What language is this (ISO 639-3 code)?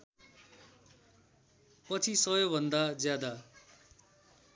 nep